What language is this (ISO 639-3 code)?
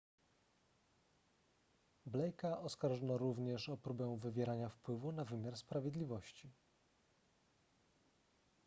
pol